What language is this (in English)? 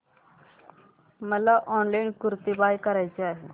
Marathi